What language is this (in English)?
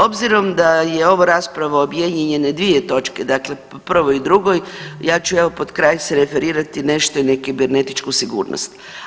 Croatian